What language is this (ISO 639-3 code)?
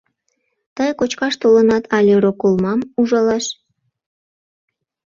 chm